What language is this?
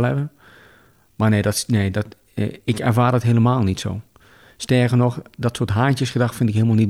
Dutch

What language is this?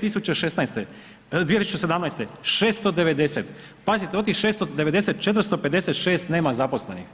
Croatian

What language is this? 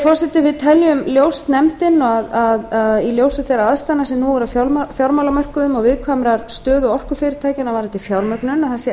Icelandic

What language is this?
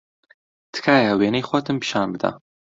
Central Kurdish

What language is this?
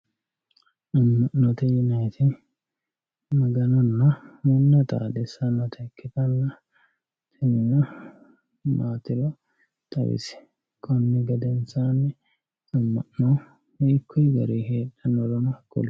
Sidamo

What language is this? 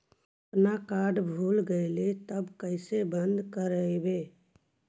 Magahi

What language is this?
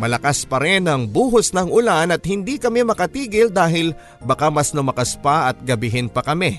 Filipino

